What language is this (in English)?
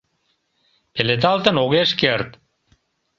Mari